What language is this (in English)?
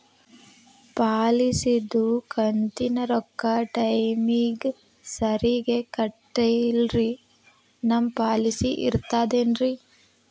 Kannada